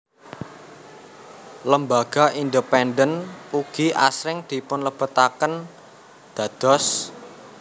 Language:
Javanese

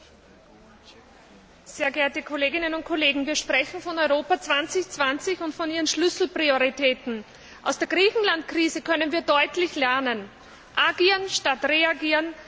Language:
German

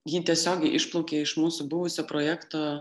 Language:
Lithuanian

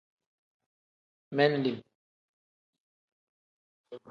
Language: Tem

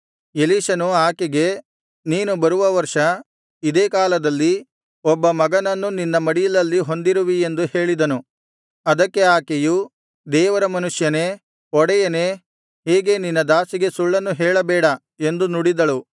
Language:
Kannada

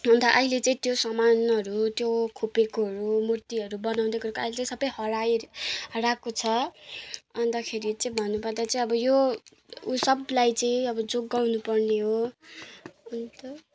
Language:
Nepali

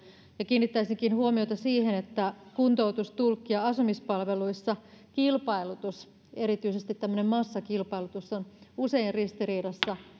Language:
Finnish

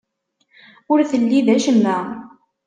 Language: Kabyle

